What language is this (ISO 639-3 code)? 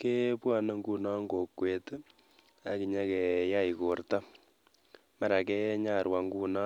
kln